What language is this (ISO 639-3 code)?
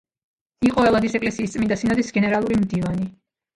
kat